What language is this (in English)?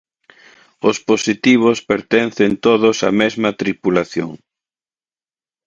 Galician